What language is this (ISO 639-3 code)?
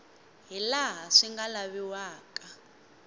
tso